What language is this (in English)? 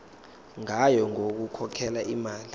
Zulu